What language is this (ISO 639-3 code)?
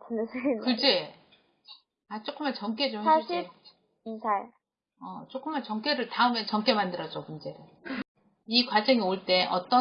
kor